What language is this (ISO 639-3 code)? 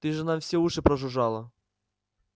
rus